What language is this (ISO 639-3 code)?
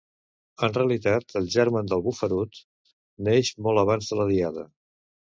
cat